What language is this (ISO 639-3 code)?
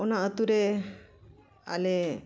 sat